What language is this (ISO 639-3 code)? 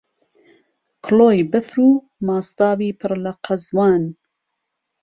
ckb